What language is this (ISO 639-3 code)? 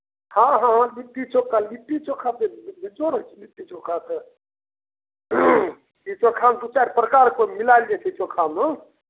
mai